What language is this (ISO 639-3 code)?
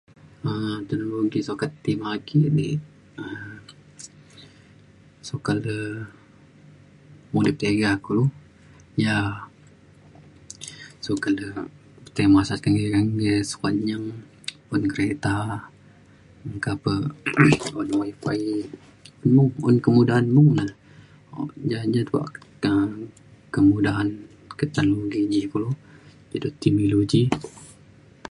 xkl